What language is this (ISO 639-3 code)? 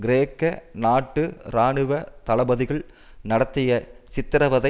tam